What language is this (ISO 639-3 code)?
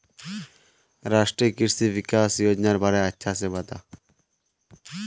mag